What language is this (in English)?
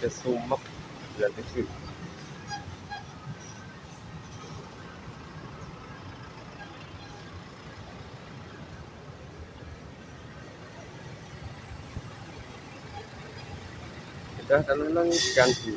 Indonesian